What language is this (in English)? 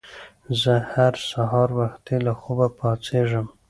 Pashto